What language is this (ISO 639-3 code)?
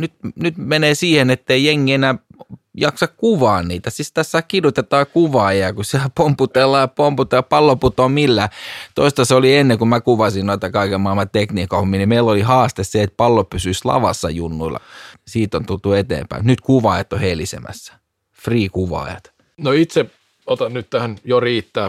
fin